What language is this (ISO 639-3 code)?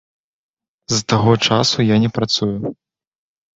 bel